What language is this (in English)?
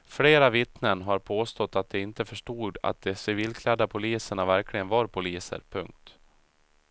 Swedish